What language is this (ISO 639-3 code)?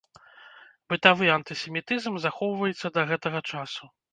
bel